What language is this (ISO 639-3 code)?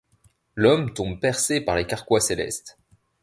fra